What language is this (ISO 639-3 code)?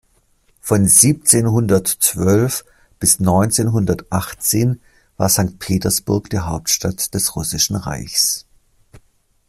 deu